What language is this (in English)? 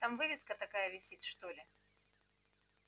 Russian